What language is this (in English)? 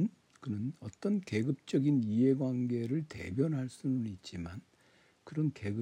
Korean